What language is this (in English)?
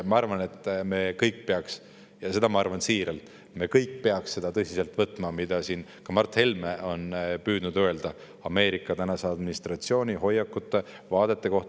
Estonian